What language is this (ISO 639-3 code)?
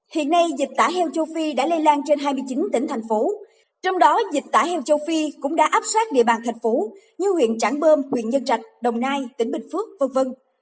vie